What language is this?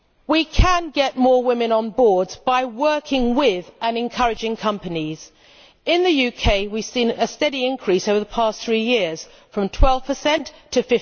English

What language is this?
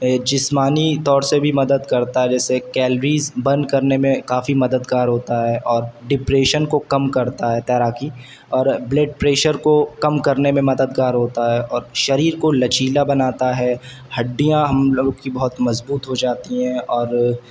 Urdu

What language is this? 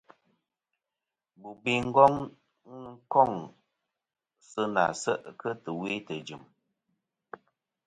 Kom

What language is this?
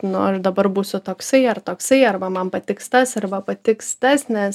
Lithuanian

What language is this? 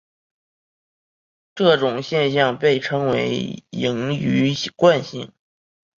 Chinese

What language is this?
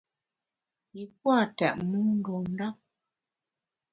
Bamun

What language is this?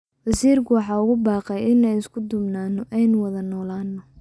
Somali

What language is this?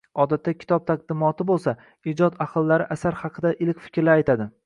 Uzbek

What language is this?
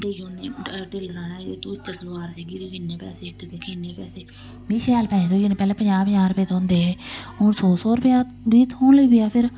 Dogri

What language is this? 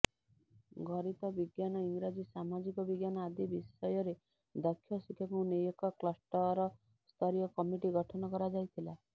Odia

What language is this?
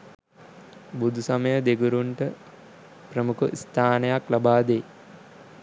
Sinhala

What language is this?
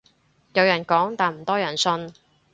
Cantonese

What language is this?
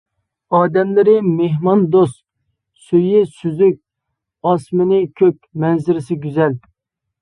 Uyghur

